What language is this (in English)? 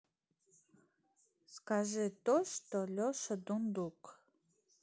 Russian